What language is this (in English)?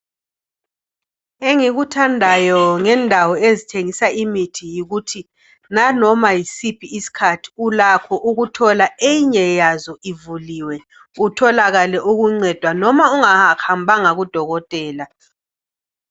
North Ndebele